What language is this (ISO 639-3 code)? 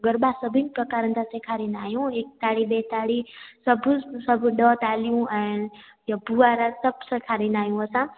snd